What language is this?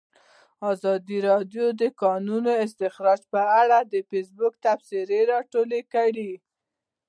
Pashto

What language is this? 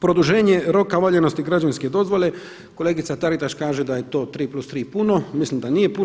Croatian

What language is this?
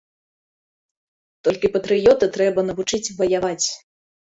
Belarusian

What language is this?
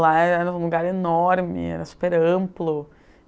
Portuguese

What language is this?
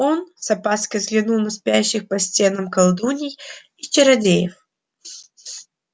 Russian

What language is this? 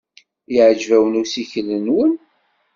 Kabyle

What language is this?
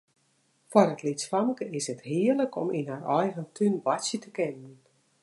Western Frisian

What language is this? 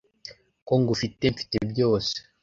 Kinyarwanda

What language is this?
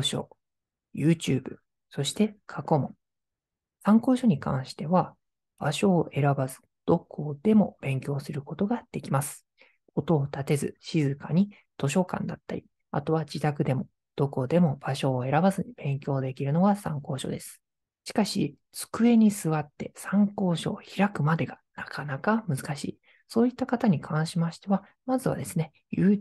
Japanese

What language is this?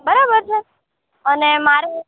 Gujarati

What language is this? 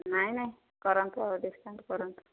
Odia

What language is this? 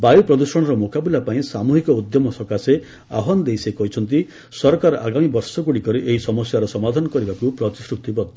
Odia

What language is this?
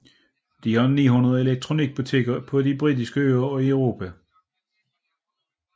Danish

